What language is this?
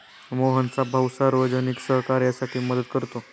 Marathi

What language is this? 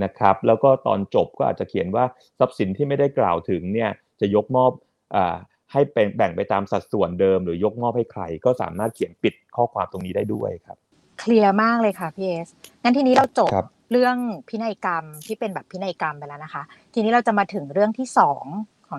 Thai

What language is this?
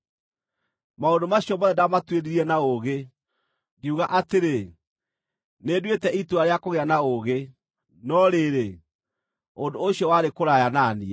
Kikuyu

